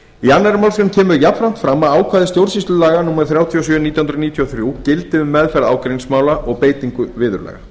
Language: Icelandic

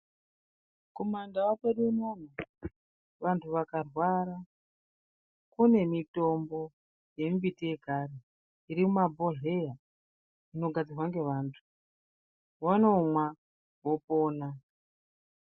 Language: Ndau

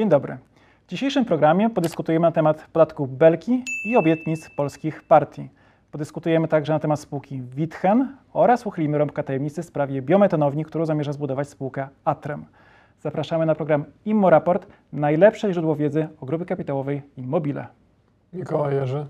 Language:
Polish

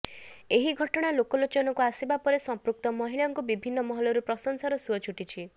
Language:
Odia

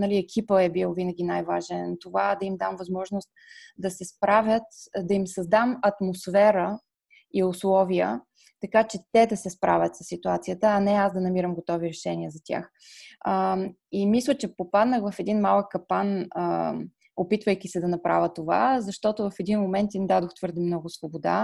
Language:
Bulgarian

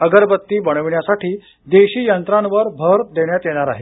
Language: Marathi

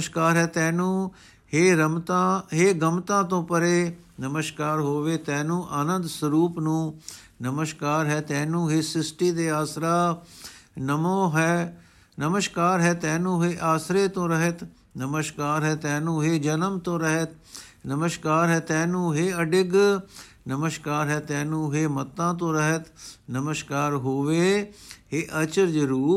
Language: Punjabi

